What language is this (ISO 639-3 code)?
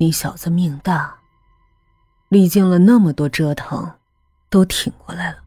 zho